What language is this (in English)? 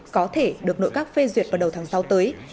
Vietnamese